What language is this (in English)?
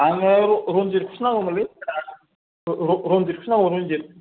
Bodo